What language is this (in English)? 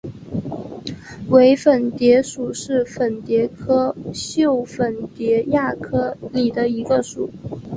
Chinese